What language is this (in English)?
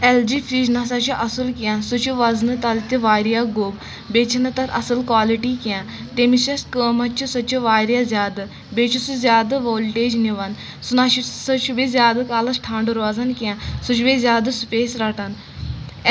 Kashmiri